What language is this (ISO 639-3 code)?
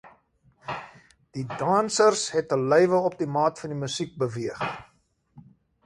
afr